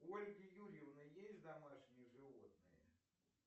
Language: Russian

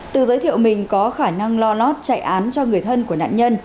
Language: Vietnamese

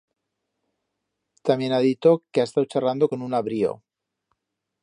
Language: Aragonese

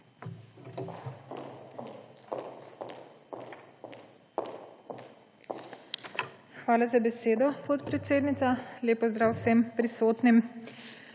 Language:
Slovenian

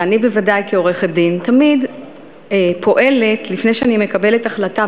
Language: Hebrew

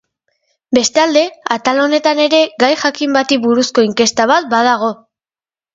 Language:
Basque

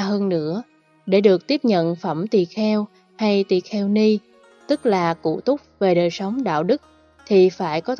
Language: Vietnamese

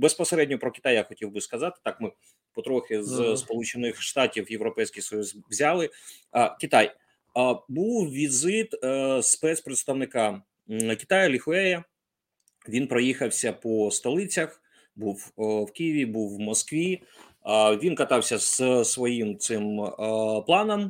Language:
Ukrainian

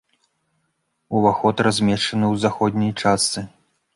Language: Belarusian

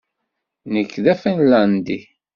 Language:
Kabyle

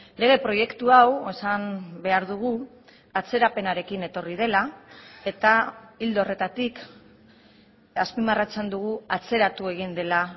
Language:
Basque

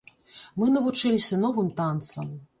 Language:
Belarusian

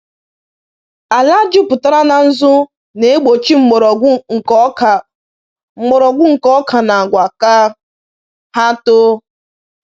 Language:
Igbo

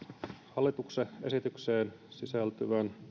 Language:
Finnish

